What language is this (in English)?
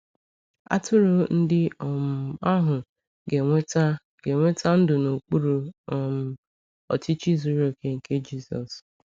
Igbo